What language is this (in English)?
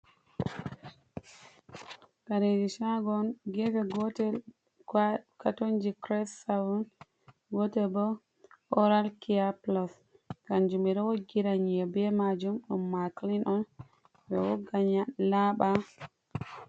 Fula